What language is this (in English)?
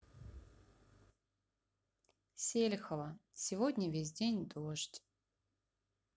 Russian